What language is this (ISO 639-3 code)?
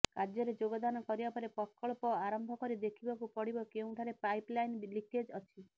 ori